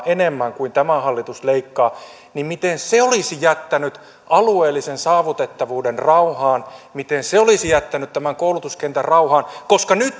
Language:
Finnish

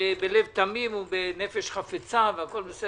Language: Hebrew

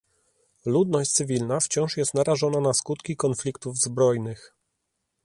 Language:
Polish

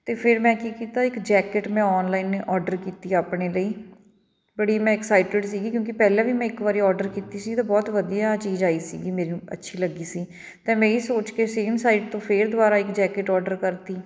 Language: Punjabi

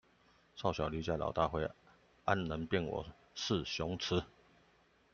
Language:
Chinese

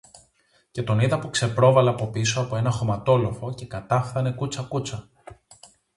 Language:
Greek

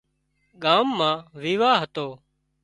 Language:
Wadiyara Koli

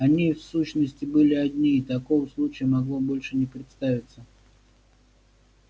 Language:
Russian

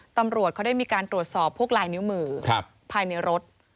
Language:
Thai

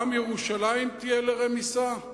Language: Hebrew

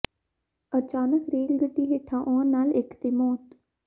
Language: Punjabi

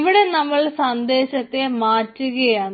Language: Malayalam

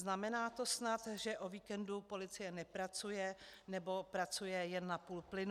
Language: Czech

